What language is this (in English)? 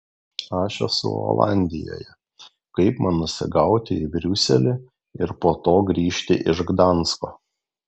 Lithuanian